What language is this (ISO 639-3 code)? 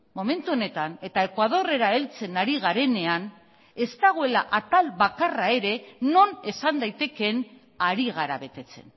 eus